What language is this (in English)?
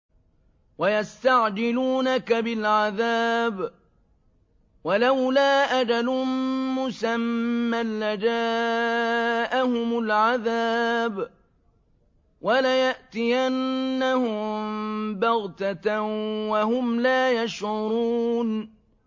Arabic